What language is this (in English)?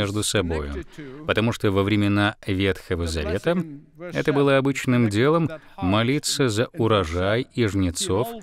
Russian